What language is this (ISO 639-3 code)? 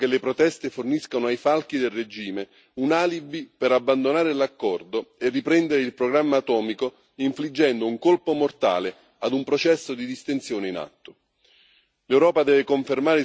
ita